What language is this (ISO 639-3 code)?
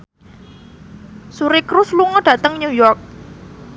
jav